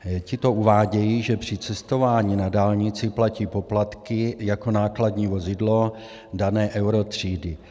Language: Czech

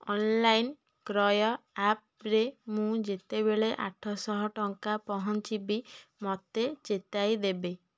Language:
Odia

